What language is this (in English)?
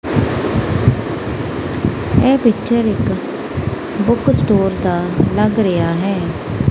Punjabi